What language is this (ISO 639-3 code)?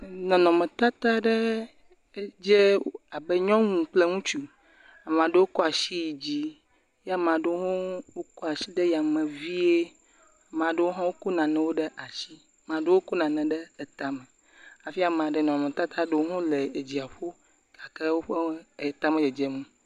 ewe